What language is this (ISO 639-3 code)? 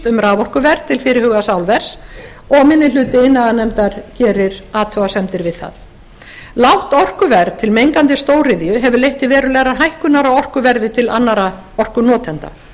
isl